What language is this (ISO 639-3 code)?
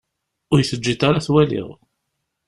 kab